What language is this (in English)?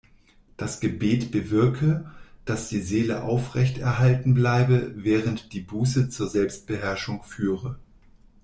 German